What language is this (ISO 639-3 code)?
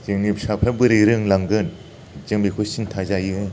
brx